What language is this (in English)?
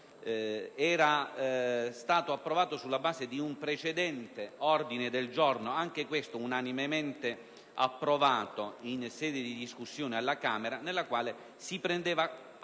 Italian